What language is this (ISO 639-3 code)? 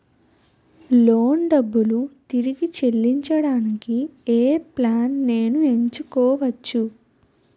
tel